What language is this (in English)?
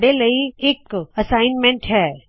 Punjabi